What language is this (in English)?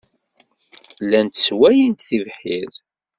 Kabyle